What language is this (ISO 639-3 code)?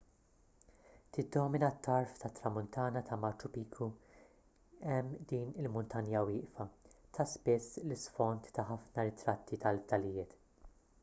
mlt